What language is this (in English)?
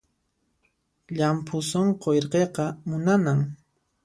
Puno Quechua